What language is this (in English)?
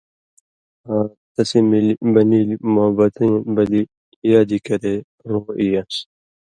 Indus Kohistani